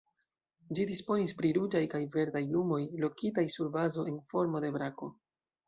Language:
Esperanto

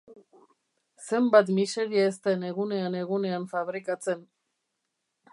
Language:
Basque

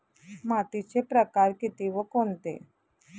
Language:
Marathi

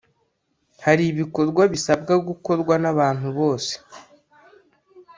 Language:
Kinyarwanda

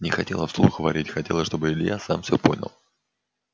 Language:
Russian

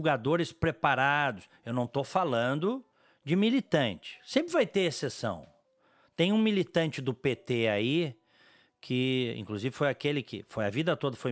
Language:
Portuguese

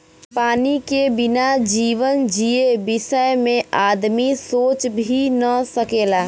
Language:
Bhojpuri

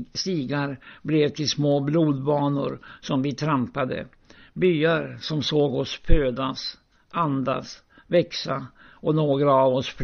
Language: Swedish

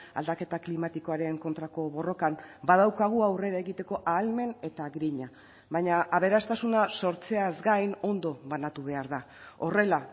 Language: Basque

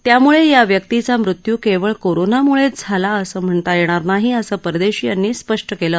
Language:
Marathi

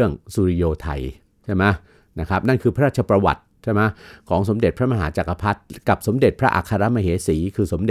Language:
Thai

